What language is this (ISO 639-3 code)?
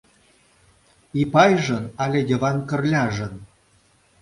chm